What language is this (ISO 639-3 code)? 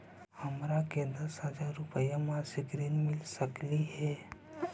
mag